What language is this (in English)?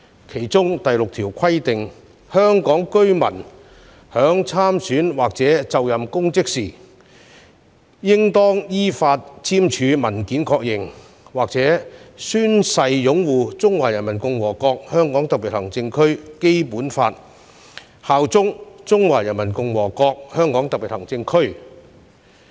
Cantonese